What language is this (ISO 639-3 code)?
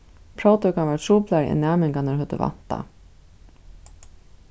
fao